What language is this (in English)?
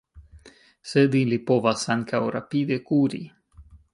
Esperanto